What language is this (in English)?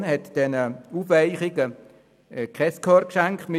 Swiss German